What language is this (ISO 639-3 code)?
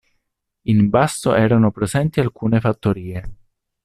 ita